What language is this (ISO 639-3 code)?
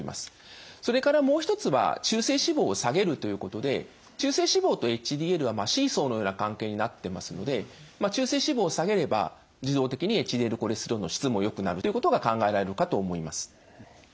jpn